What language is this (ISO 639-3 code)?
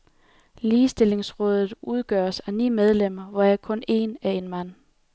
dan